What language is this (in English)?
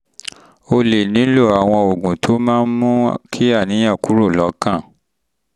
Yoruba